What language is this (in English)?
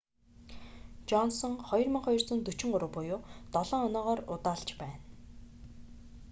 Mongolian